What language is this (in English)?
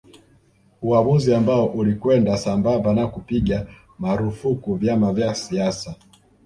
Swahili